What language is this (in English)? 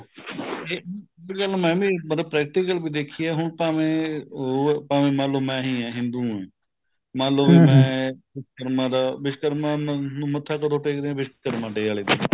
Punjabi